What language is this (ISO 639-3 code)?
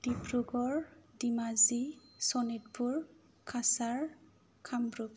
brx